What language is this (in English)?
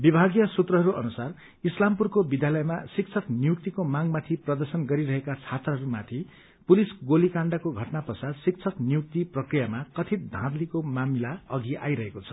Nepali